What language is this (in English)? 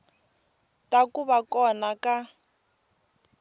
Tsonga